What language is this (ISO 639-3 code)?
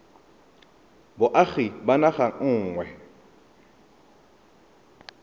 tsn